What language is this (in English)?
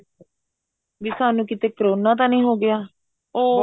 Punjabi